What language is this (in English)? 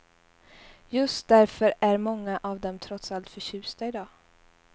Swedish